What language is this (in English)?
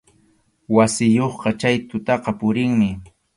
Arequipa-La Unión Quechua